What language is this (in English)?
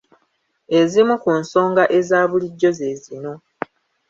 Ganda